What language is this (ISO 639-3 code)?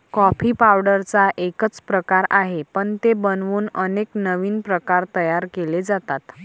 mar